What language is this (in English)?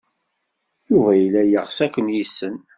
Kabyle